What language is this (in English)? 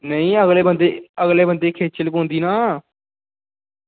Dogri